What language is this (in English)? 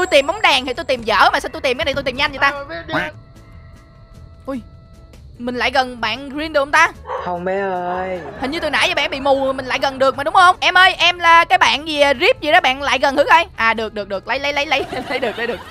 Vietnamese